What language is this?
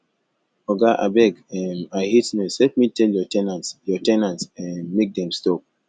Nigerian Pidgin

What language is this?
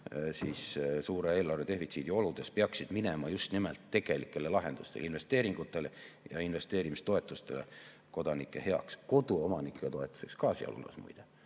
Estonian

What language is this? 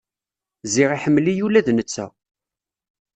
Kabyle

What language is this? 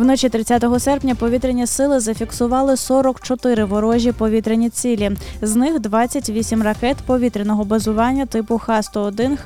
Ukrainian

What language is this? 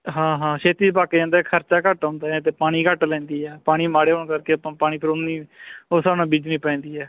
Punjabi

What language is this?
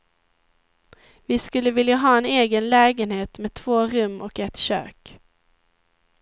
Swedish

